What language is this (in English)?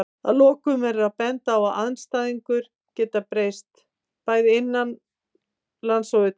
Icelandic